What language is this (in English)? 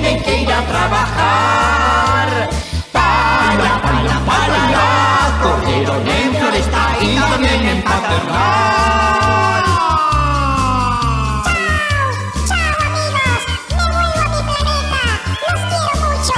Italian